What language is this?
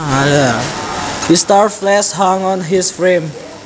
Javanese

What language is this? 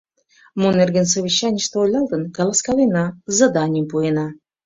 Mari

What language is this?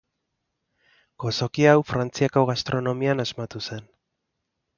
Basque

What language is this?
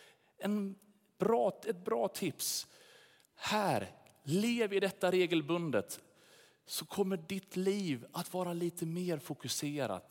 Swedish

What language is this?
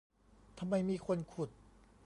Thai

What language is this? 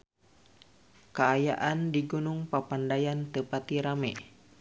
Sundanese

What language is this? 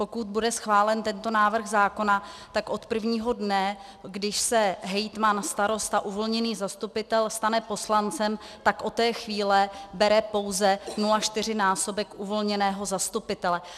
Czech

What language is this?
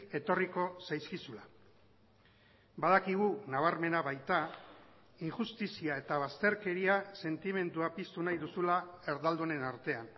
Basque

